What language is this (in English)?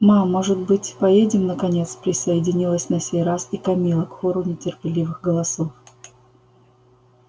Russian